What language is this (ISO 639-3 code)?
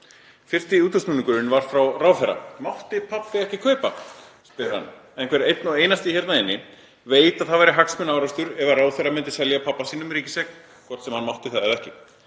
isl